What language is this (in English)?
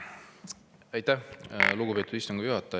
Estonian